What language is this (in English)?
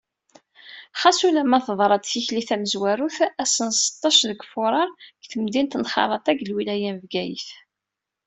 Kabyle